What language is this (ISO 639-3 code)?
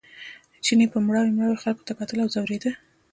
pus